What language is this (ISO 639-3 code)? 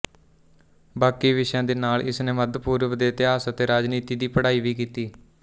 pan